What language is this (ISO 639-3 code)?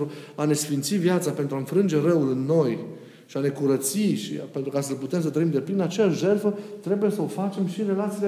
ron